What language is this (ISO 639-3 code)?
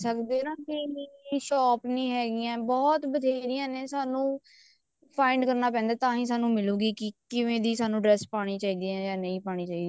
pan